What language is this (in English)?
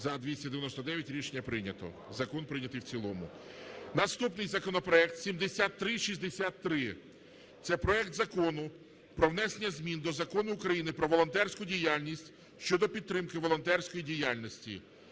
Ukrainian